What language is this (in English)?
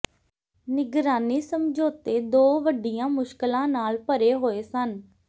Punjabi